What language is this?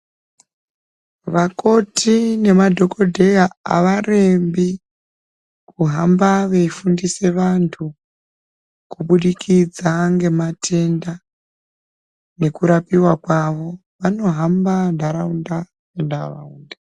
Ndau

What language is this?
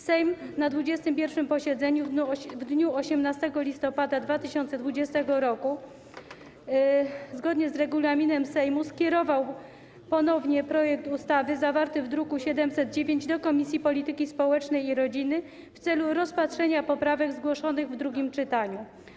Polish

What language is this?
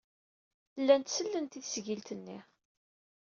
Kabyle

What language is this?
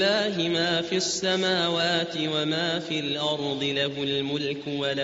Arabic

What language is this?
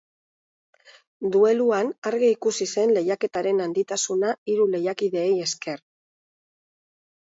Basque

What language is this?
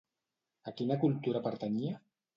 Catalan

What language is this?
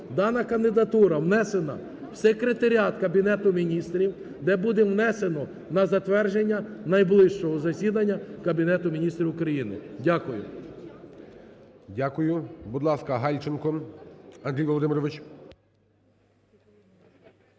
Ukrainian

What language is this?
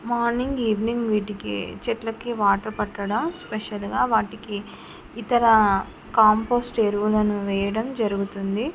Telugu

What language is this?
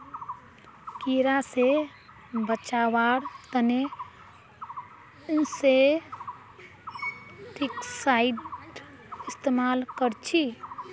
Magahi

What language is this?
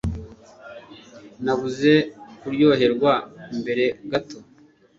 Kinyarwanda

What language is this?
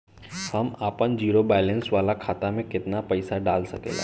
Bhojpuri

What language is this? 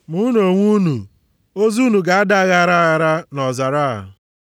Igbo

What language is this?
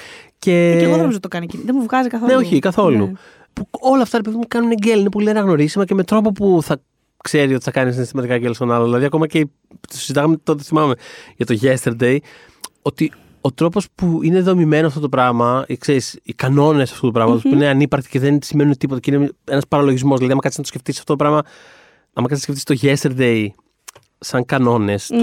Greek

